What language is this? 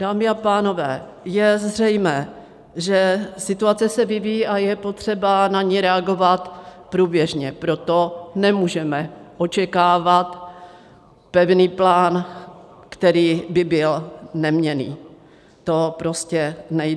Czech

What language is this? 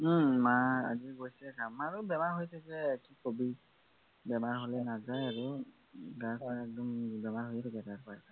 Assamese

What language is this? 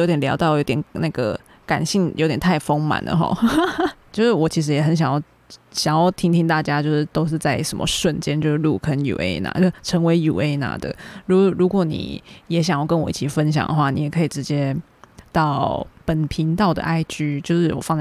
Chinese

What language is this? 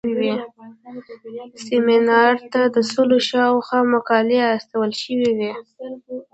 Pashto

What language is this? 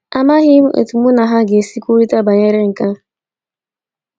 Igbo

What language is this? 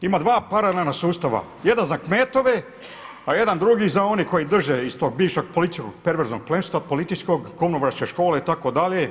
Croatian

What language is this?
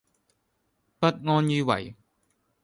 Cantonese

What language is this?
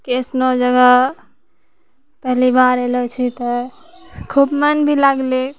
Maithili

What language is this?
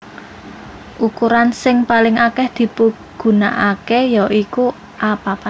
Javanese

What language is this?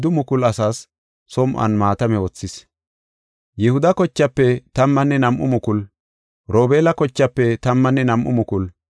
Gofa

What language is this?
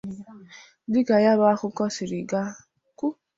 Igbo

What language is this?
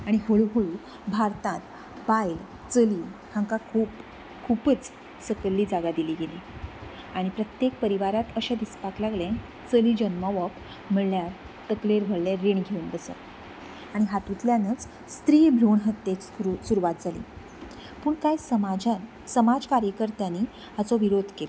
Konkani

